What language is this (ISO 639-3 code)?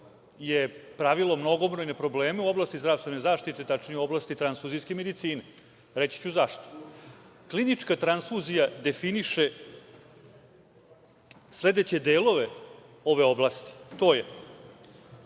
srp